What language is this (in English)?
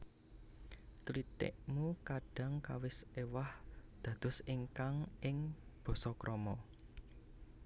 Javanese